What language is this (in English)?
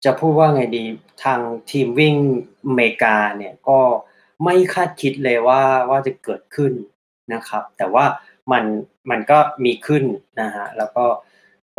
Thai